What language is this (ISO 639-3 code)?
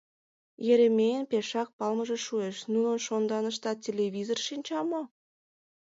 chm